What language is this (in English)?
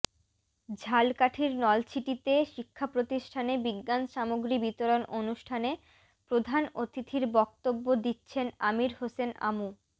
Bangla